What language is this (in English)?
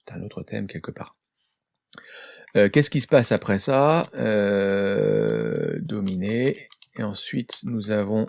French